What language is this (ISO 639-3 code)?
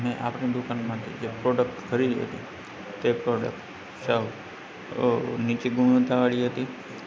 guj